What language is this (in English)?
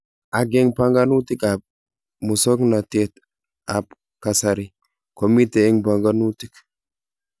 Kalenjin